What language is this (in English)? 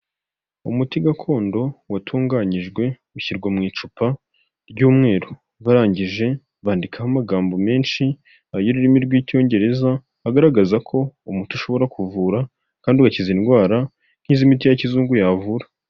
Kinyarwanda